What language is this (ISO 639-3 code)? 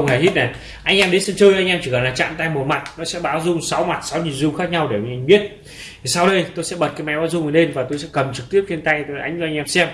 vie